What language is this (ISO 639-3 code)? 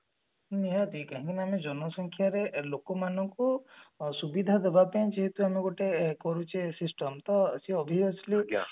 ori